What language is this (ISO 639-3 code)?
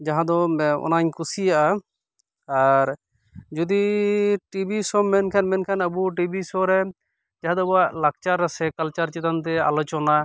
sat